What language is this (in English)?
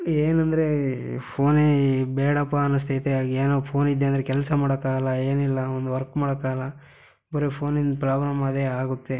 Kannada